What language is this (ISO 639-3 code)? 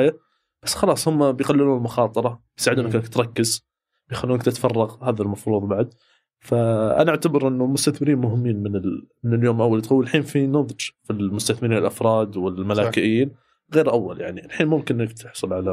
ara